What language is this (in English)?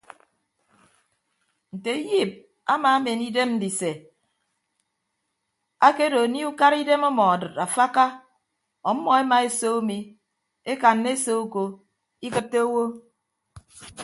Ibibio